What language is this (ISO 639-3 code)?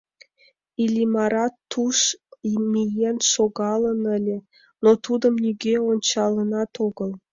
chm